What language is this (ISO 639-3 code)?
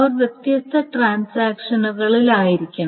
mal